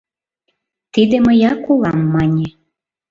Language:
Mari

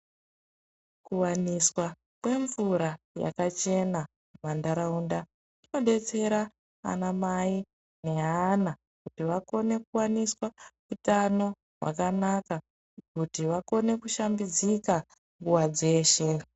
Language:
Ndau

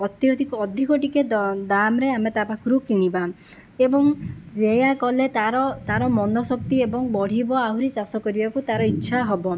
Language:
Odia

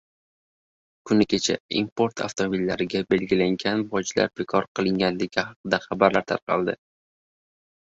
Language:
Uzbek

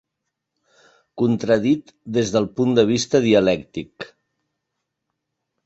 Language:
Catalan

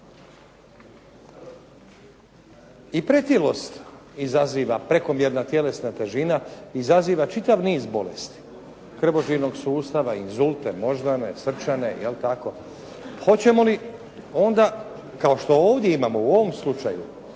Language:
Croatian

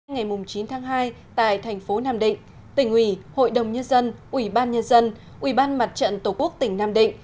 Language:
Vietnamese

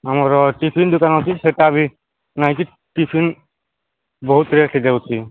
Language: Odia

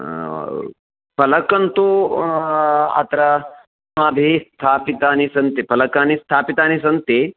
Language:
Sanskrit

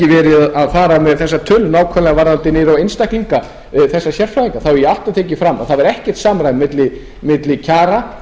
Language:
Icelandic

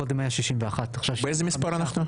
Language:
Hebrew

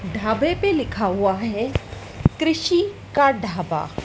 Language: Hindi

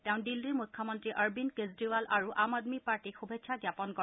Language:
Assamese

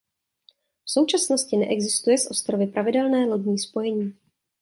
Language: Czech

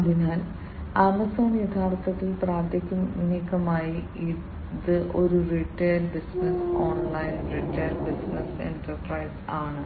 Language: Malayalam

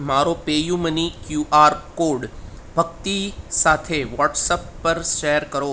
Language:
Gujarati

